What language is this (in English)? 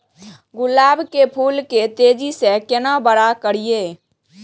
Maithili